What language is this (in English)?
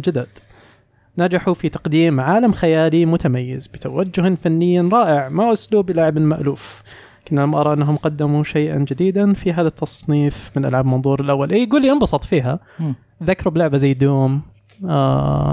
Arabic